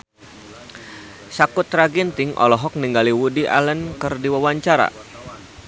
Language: Sundanese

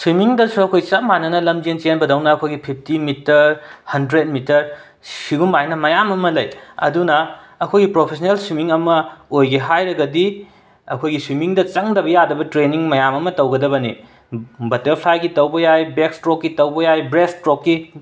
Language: Manipuri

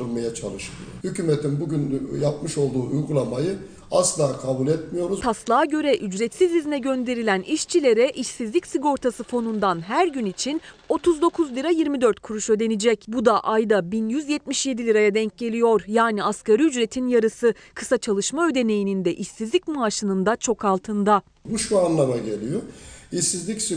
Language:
Turkish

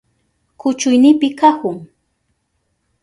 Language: Southern Pastaza Quechua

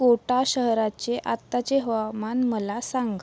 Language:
Marathi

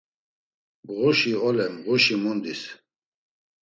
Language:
Laz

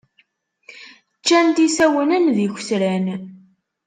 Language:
Kabyle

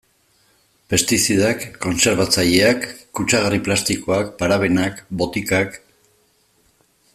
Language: Basque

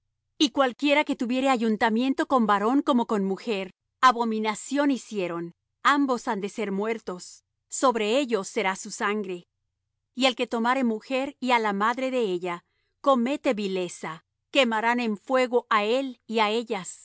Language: Spanish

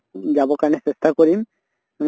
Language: Assamese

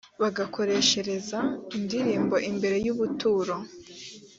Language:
Kinyarwanda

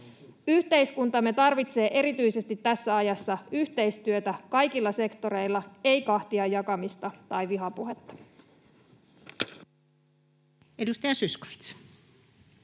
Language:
Finnish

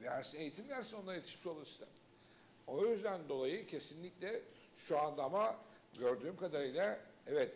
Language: Turkish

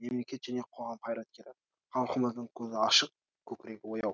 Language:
Kazakh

